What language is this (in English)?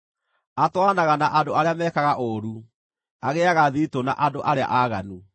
Kikuyu